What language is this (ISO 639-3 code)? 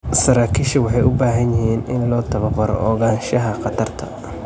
som